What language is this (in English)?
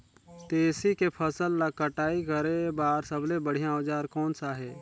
Chhattisgarhi